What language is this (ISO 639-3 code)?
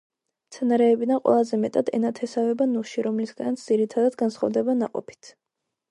kat